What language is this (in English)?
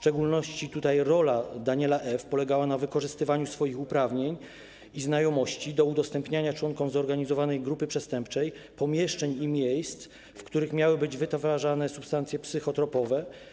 Polish